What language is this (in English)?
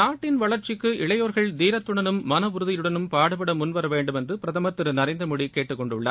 Tamil